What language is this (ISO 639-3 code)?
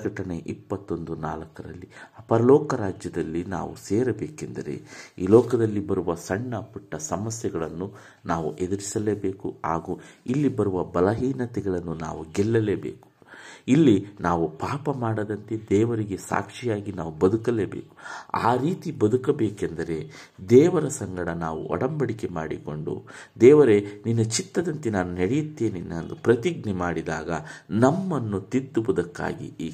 kan